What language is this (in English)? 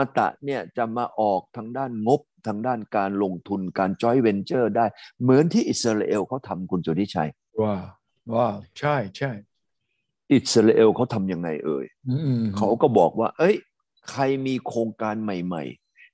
Thai